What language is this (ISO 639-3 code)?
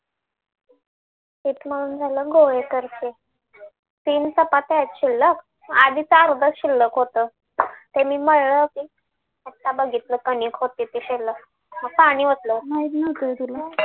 mar